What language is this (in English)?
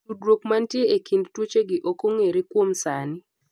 Luo (Kenya and Tanzania)